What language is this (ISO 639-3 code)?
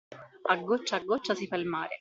ita